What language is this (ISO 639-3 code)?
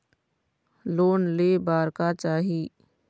hne